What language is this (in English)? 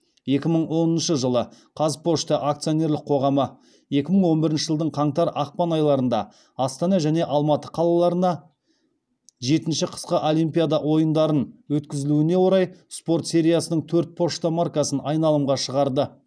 Kazakh